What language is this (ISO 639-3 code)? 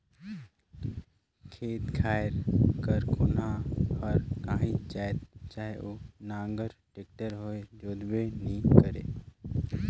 hne